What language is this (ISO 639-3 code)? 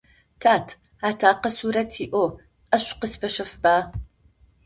ady